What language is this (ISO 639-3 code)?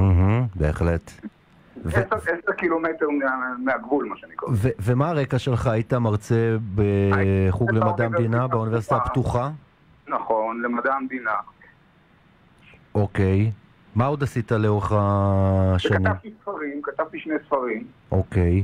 heb